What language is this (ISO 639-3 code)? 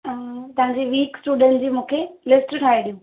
snd